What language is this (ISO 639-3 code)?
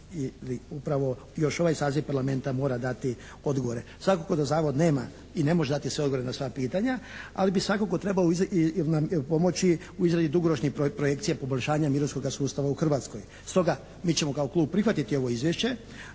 hrv